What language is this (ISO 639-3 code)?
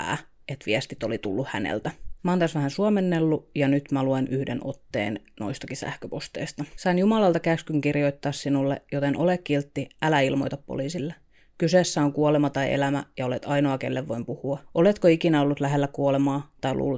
fin